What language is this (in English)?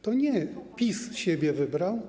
Polish